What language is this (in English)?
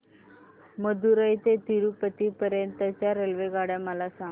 Marathi